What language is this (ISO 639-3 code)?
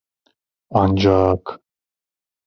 tur